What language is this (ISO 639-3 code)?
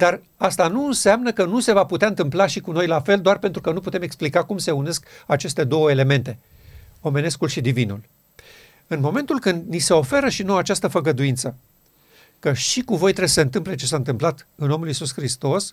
ron